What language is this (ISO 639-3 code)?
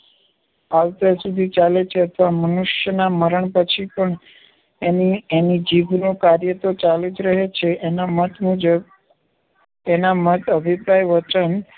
guj